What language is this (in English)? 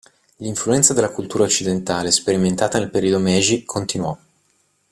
Italian